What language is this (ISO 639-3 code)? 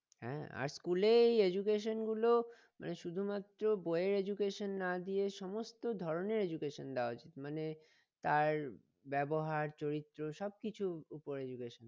ben